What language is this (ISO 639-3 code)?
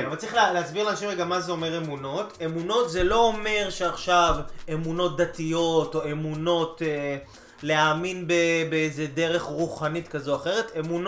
heb